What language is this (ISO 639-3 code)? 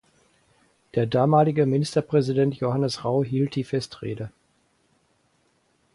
deu